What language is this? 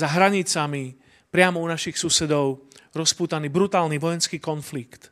Slovak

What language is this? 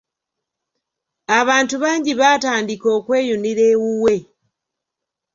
Ganda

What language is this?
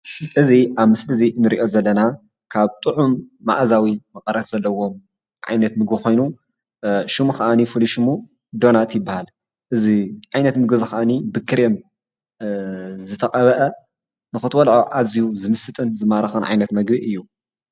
Tigrinya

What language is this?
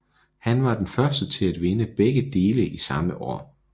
Danish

